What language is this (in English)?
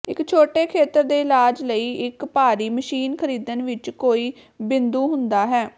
Punjabi